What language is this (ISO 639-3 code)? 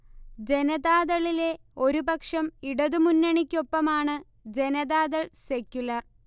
mal